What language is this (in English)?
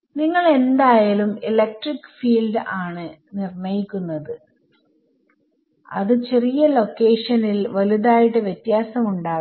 Malayalam